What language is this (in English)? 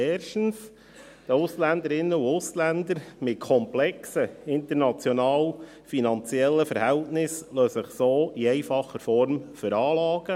Swiss German